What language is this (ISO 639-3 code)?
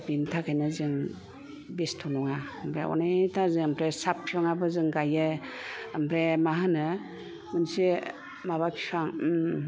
brx